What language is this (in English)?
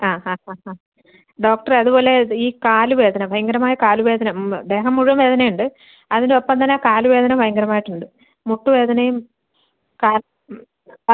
Malayalam